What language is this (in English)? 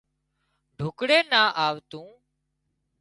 Wadiyara Koli